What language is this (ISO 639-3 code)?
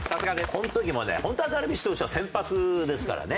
jpn